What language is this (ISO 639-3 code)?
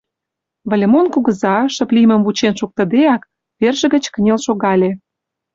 chm